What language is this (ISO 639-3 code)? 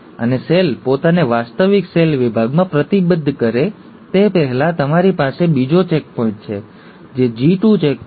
guj